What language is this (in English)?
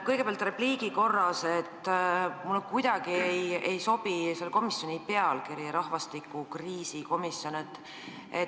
Estonian